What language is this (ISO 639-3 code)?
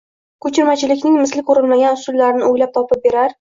uzb